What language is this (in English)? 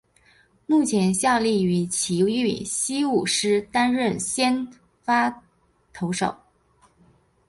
Chinese